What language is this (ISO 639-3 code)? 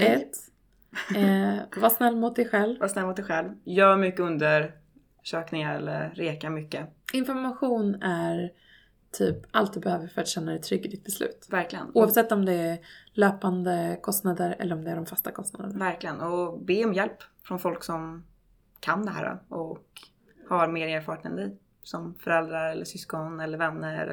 swe